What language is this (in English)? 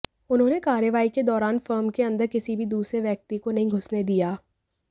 Hindi